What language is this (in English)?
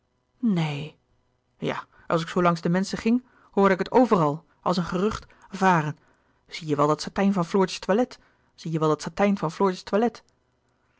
Dutch